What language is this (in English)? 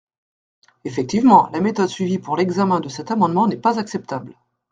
French